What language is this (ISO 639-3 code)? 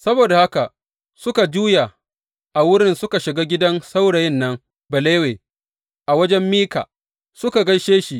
hau